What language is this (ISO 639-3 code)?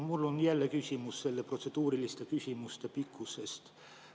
est